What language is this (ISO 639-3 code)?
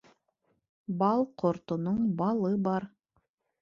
bak